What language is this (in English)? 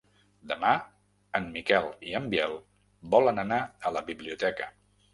Catalan